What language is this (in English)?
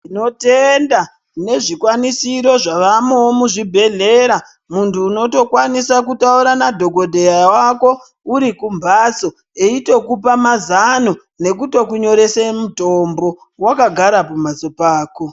Ndau